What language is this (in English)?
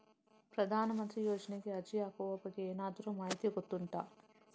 Kannada